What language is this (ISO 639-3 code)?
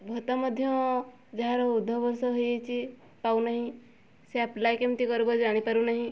ori